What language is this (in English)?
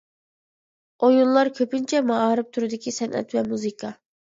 Uyghur